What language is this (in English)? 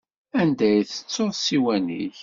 Kabyle